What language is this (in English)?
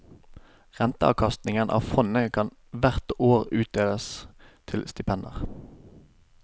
Norwegian